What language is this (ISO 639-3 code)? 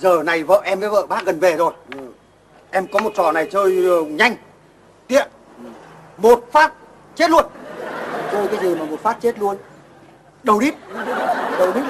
vie